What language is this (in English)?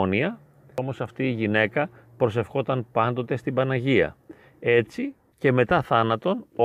Greek